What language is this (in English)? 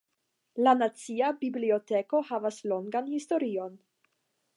Esperanto